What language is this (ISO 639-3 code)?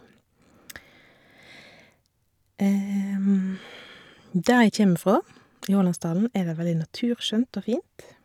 nor